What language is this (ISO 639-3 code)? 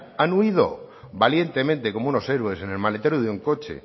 spa